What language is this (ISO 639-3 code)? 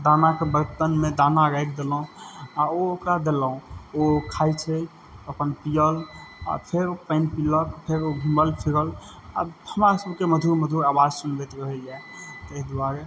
mai